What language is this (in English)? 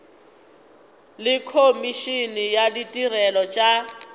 Northern Sotho